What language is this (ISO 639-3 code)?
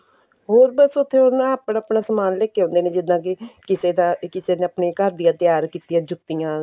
pan